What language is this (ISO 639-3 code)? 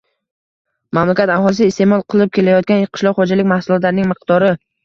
uzb